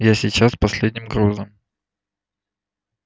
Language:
Russian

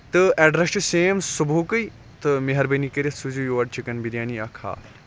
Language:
Kashmiri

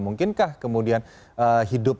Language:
Indonesian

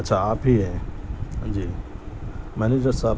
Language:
Urdu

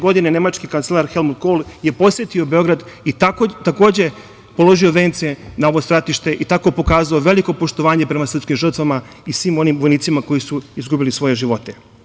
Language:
Serbian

